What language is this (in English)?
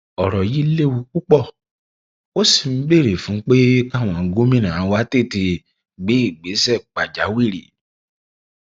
Yoruba